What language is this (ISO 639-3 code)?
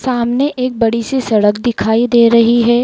hin